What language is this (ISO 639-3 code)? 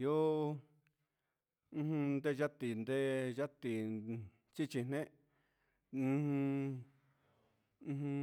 mxs